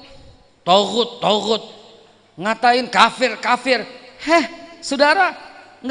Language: Indonesian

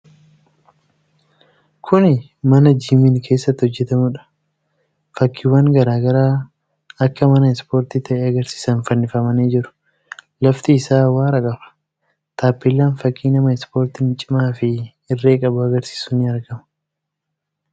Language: Oromo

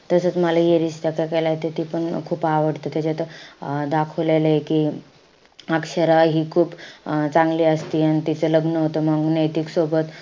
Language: Marathi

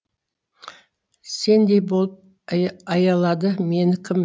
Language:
Kazakh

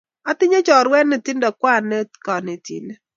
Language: Kalenjin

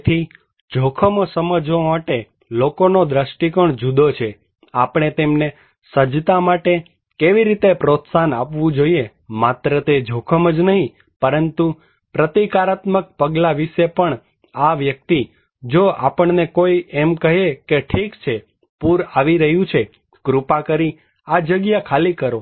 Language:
Gujarati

